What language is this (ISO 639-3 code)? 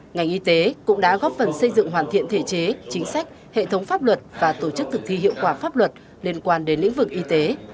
vie